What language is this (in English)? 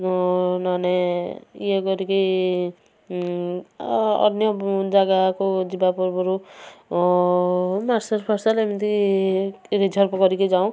Odia